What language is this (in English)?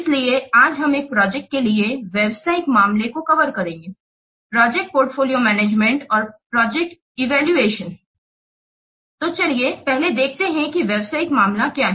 Hindi